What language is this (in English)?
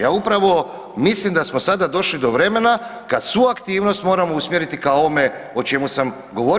Croatian